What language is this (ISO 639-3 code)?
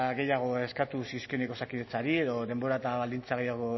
eus